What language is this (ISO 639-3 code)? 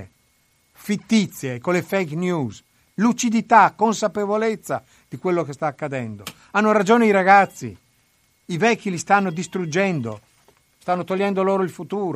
ita